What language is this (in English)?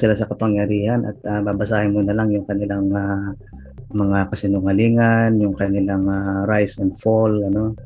Filipino